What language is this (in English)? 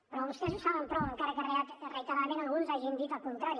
Catalan